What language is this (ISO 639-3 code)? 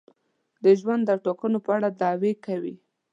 pus